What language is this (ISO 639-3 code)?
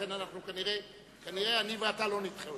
heb